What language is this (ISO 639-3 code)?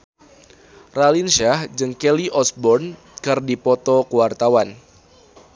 sun